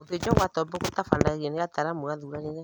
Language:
Kikuyu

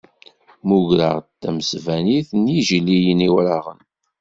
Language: Kabyle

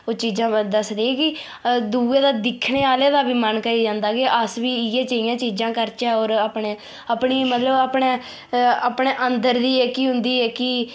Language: Dogri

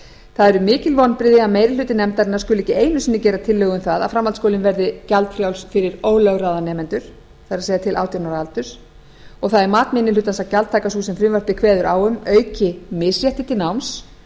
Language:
Icelandic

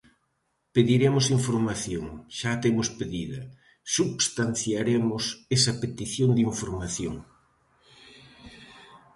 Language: Galician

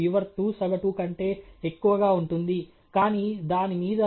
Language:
Telugu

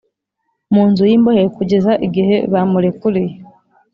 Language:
Kinyarwanda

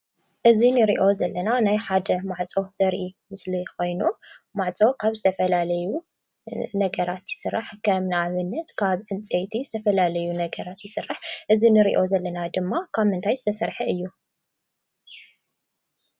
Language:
Tigrinya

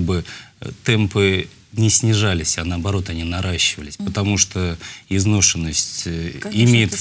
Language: Russian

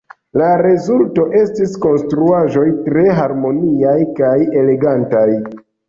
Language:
Esperanto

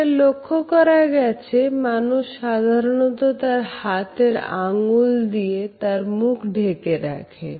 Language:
Bangla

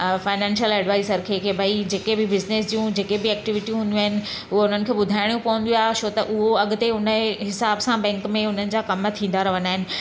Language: Sindhi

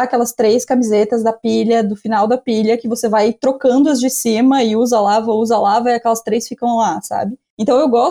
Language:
Portuguese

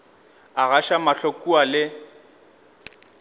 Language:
Northern Sotho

